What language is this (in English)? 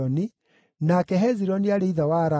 Kikuyu